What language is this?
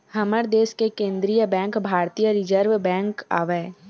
Chhattisgarhi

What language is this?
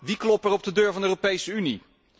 Dutch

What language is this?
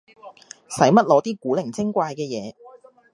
Cantonese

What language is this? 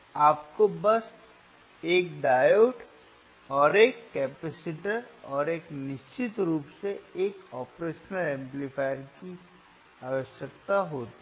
Hindi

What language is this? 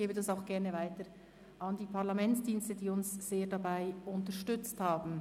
Swiss German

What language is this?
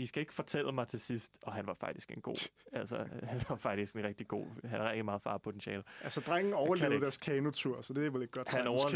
Danish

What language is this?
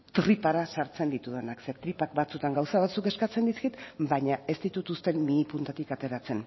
Basque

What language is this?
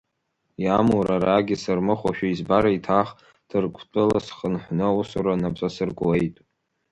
Abkhazian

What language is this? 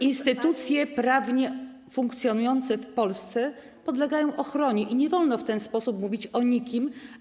Polish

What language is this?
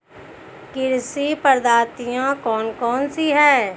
Hindi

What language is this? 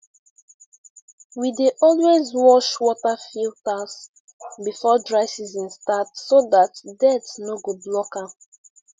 Nigerian Pidgin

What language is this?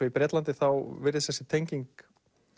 Icelandic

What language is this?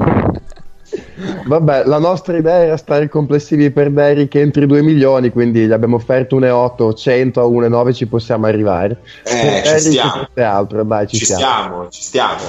Italian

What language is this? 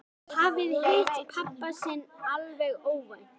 Icelandic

